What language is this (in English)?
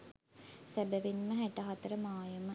Sinhala